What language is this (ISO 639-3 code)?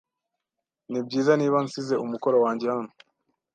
kin